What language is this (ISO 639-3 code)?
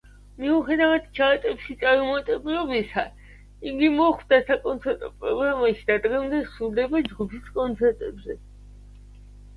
kat